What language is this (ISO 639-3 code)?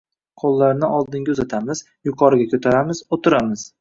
uzb